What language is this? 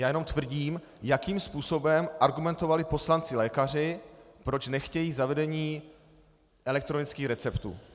Czech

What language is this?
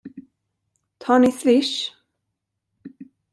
Swedish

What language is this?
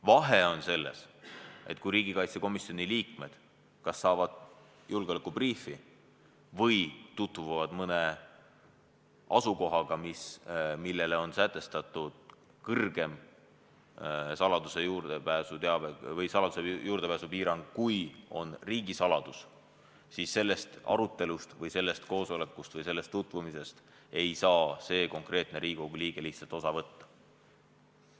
Estonian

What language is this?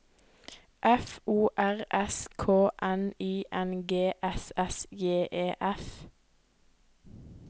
Norwegian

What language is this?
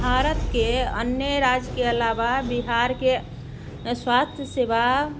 Maithili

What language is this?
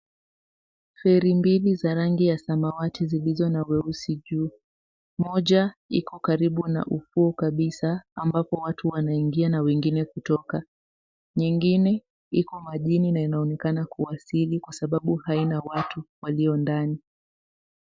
Swahili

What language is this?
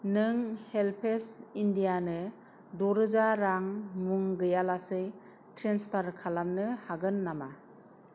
Bodo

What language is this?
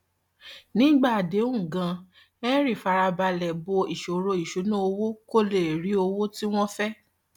Yoruba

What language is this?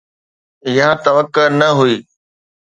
Sindhi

